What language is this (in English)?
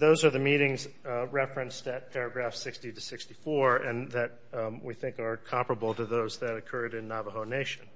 English